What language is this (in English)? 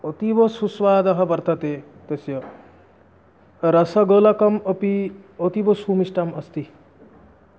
Sanskrit